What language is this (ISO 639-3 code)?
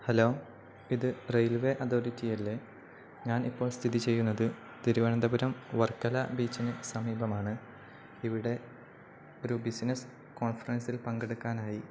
mal